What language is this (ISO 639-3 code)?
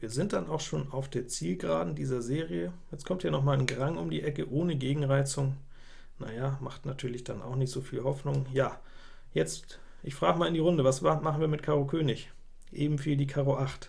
deu